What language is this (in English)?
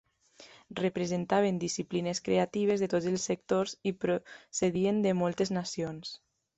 Catalan